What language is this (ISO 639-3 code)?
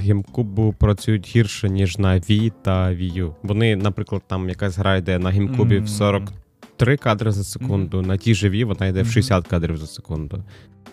ukr